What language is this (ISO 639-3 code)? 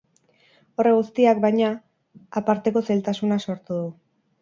eus